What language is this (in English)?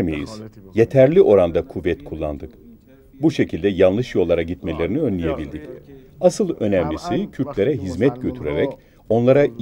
Turkish